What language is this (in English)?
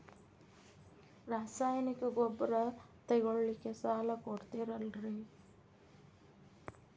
Kannada